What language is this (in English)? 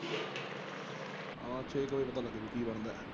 Punjabi